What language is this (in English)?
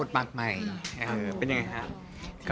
Thai